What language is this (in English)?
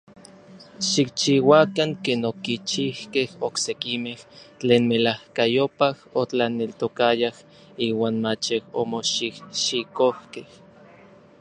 Orizaba Nahuatl